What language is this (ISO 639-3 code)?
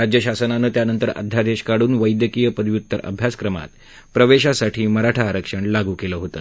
mar